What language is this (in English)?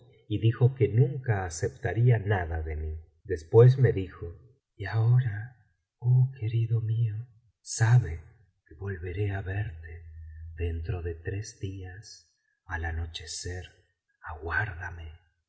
Spanish